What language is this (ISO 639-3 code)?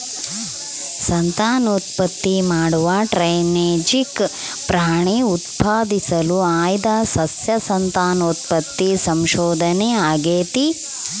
kan